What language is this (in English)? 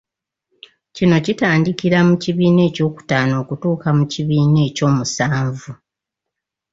Ganda